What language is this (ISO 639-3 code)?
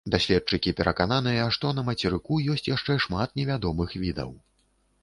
bel